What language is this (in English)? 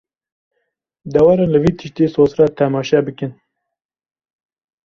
Kurdish